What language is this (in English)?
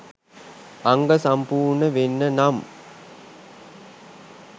Sinhala